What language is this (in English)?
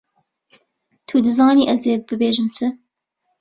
Kurdish